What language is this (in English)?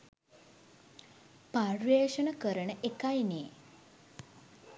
Sinhala